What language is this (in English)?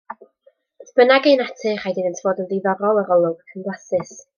Welsh